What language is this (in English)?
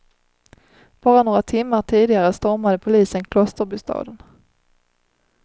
Swedish